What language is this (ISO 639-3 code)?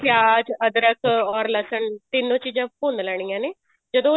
pan